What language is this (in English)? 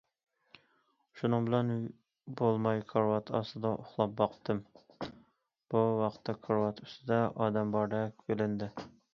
Uyghur